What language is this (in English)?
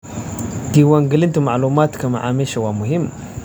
Somali